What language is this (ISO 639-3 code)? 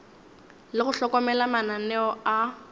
nso